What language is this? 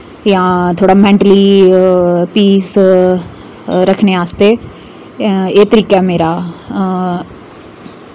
Dogri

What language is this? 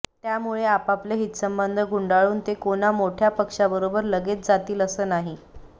Marathi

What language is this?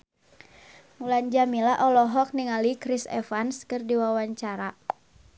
Sundanese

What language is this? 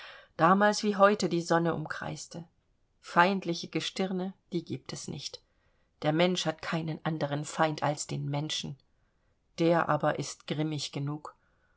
German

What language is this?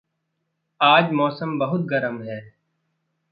Hindi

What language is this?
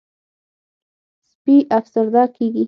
Pashto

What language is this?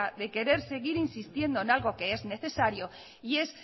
Spanish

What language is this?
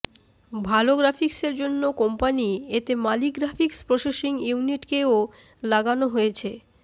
Bangla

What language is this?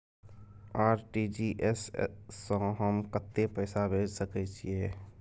Maithili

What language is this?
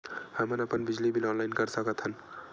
Chhattisgarhi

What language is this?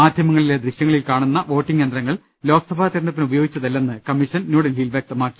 Malayalam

